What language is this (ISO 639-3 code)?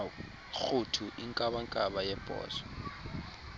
xho